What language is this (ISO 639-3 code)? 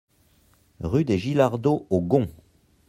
fra